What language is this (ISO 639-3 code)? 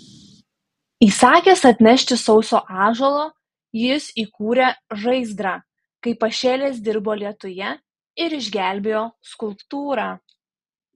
lit